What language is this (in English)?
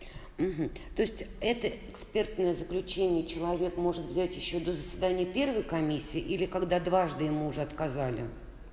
Russian